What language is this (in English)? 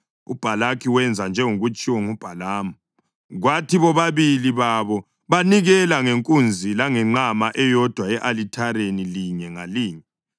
North Ndebele